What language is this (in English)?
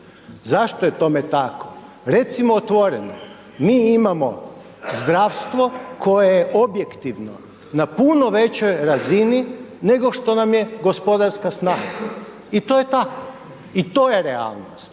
Croatian